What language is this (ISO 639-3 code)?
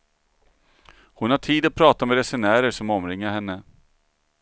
swe